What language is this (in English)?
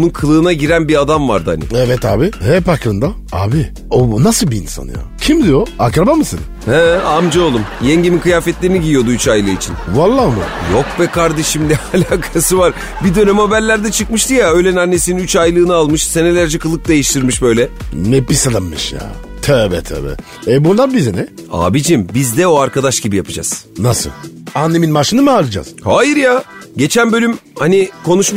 Turkish